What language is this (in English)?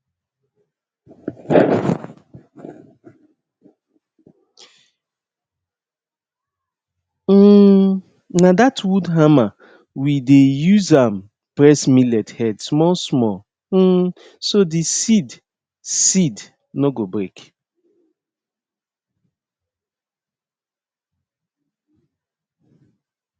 Nigerian Pidgin